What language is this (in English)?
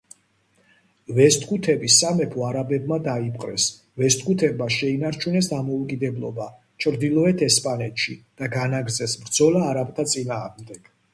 Georgian